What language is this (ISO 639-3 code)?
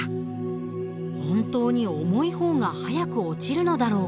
jpn